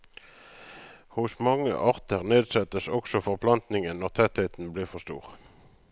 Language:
Norwegian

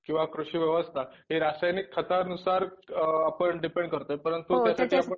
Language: Marathi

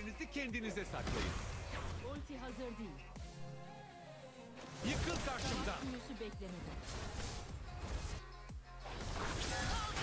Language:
Turkish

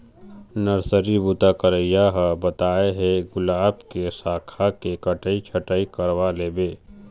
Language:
Chhattisgarhi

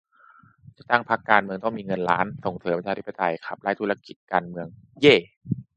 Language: Thai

